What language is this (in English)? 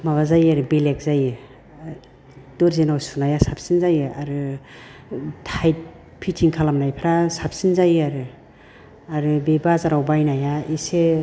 Bodo